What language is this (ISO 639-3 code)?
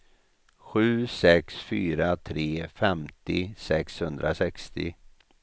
swe